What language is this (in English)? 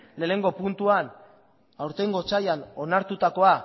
Basque